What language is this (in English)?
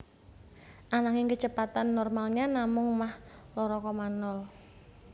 Javanese